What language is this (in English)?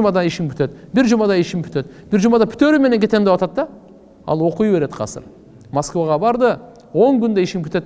Turkish